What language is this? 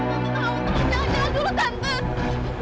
Indonesian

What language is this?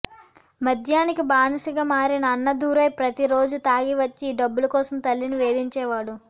Telugu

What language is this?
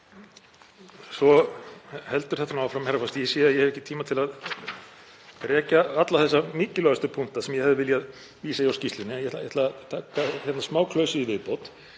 Icelandic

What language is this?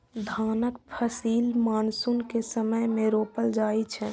Maithili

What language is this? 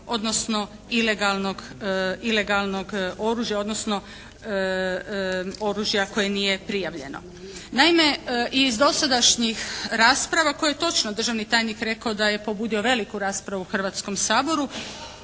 Croatian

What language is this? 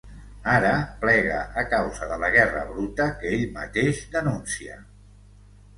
Catalan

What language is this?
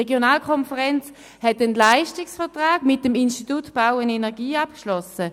Swiss German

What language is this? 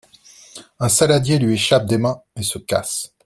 French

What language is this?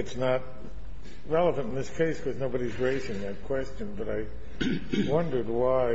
English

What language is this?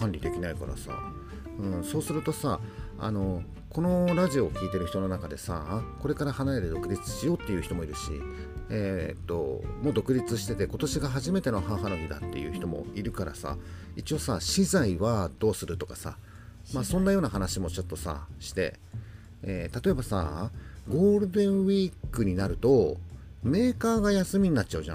Japanese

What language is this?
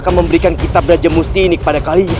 Indonesian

